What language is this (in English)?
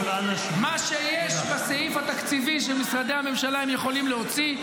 Hebrew